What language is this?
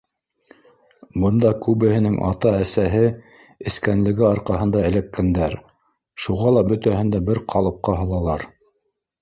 Bashkir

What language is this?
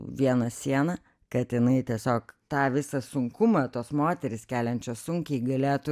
Lithuanian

